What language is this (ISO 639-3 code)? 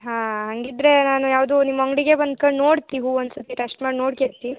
kan